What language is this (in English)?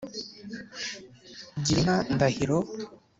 Kinyarwanda